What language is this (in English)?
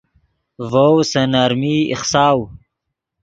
Yidgha